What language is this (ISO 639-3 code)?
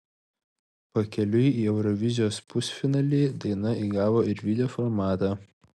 lit